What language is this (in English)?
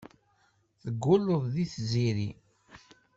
Kabyle